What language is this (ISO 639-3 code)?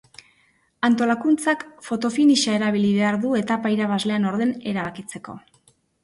eus